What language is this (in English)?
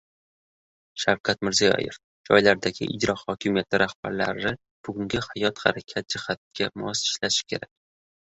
Uzbek